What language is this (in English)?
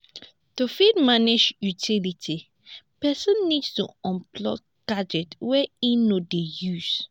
Nigerian Pidgin